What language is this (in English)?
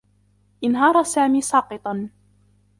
Arabic